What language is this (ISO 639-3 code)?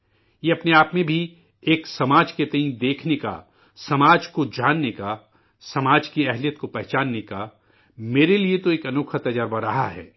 urd